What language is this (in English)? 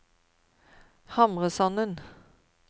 Norwegian